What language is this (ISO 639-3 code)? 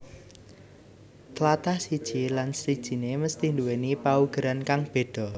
jav